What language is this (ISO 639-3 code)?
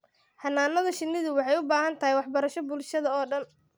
som